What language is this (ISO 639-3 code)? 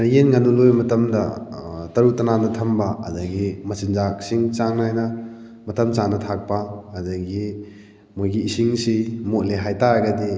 mni